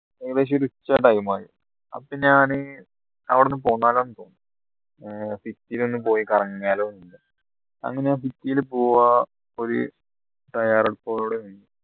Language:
Malayalam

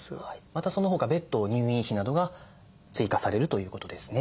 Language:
Japanese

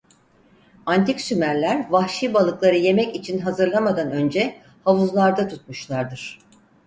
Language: Turkish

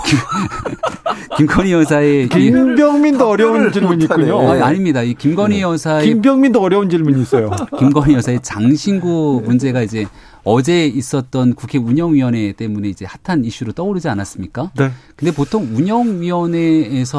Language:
Korean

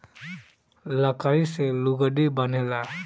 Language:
Bhojpuri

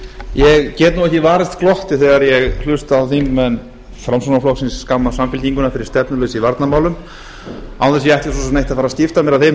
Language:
Icelandic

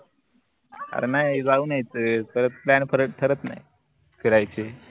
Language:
Marathi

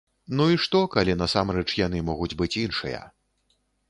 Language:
Belarusian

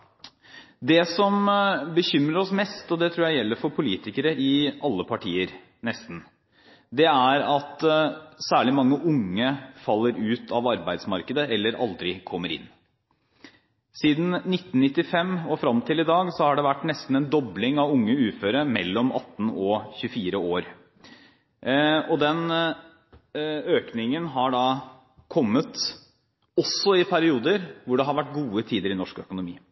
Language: Norwegian Bokmål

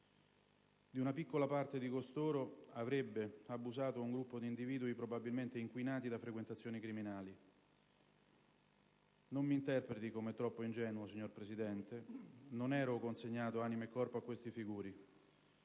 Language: Italian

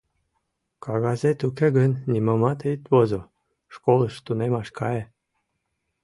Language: Mari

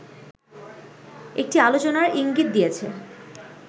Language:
Bangla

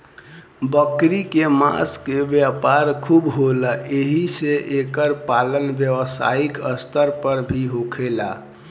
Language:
Bhojpuri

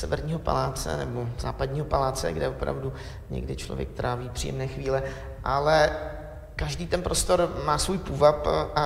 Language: Czech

